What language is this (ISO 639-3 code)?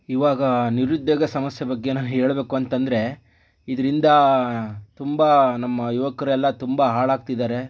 kan